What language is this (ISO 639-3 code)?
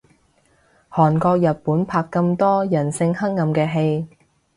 yue